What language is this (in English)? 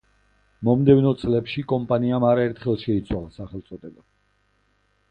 Georgian